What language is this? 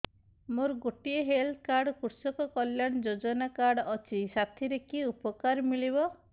Odia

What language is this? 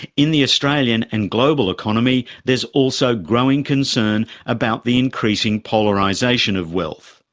English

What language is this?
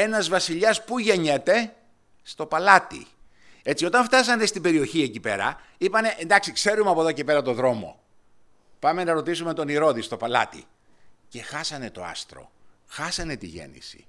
Greek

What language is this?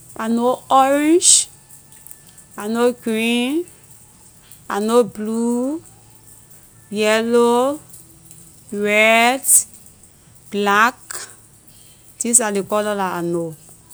Liberian English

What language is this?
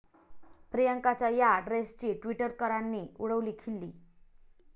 Marathi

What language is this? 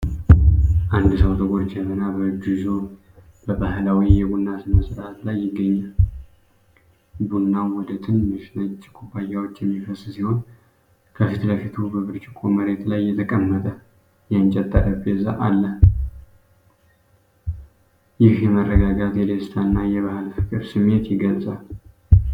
Amharic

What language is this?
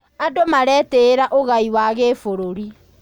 Kikuyu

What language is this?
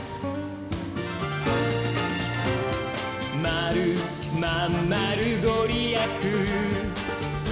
Japanese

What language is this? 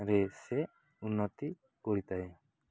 Odia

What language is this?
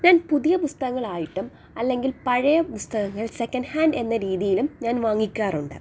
Malayalam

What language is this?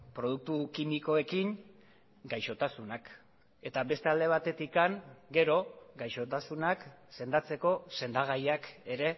Basque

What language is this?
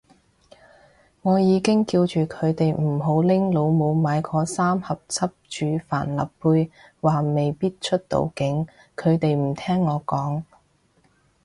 Cantonese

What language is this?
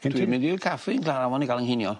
Welsh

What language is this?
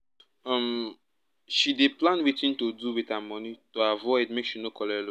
Nigerian Pidgin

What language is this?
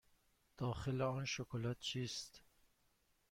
Persian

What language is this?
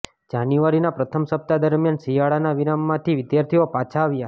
Gujarati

